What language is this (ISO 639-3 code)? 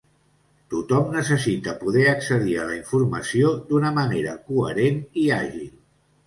cat